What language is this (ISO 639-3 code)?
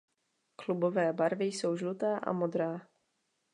ces